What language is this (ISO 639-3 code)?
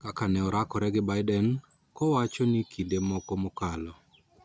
luo